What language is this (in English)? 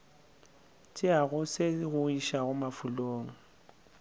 Northern Sotho